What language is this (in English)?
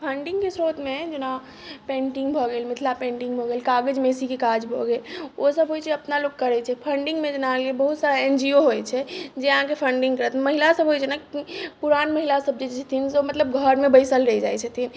Maithili